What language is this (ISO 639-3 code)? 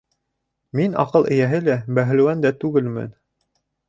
bak